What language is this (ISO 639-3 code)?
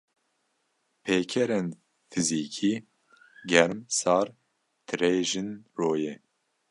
kur